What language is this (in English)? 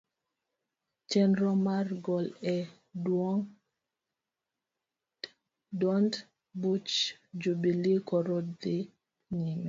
Luo (Kenya and Tanzania)